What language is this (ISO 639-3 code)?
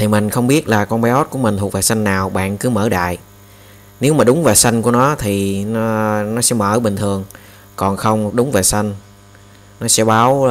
vie